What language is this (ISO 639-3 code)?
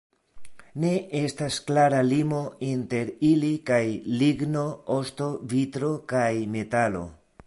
epo